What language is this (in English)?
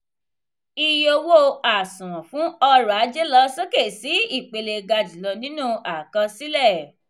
Yoruba